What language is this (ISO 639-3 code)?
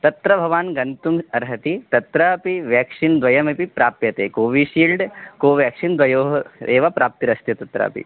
san